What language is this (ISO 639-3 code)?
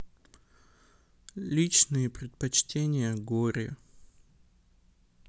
rus